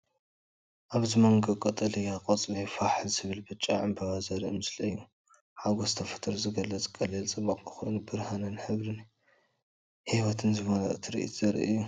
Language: Tigrinya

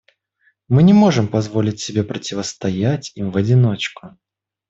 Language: Russian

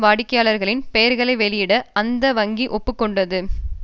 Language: Tamil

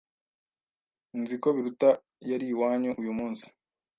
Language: Kinyarwanda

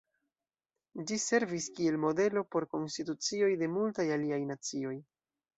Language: Esperanto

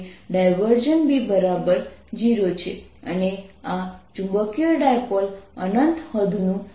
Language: Gujarati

